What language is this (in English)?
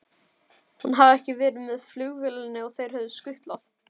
Icelandic